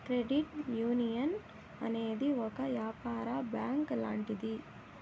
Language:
Telugu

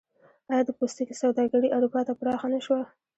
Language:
Pashto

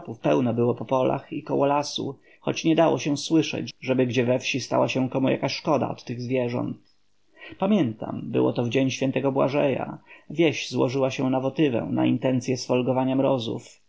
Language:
Polish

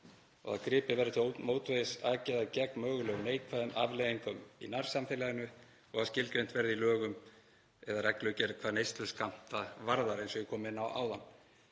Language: Icelandic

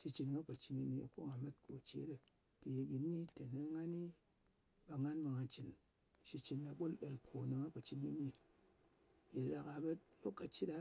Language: Ngas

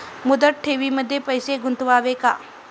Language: Marathi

